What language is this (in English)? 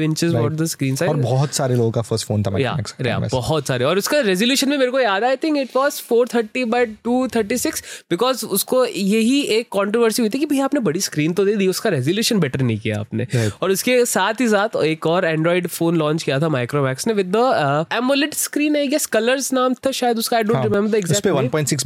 Hindi